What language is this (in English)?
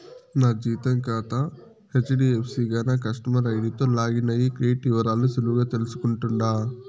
Telugu